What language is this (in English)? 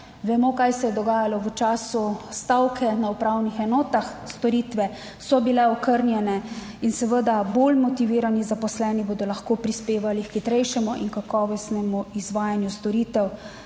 Slovenian